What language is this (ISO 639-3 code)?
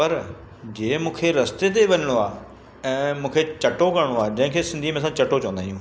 snd